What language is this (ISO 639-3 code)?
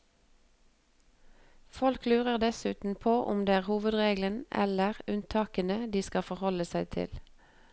nor